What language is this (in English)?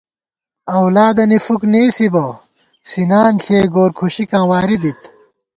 Gawar-Bati